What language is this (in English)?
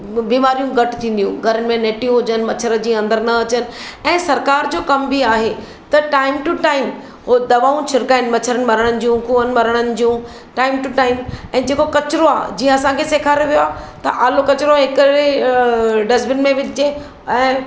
Sindhi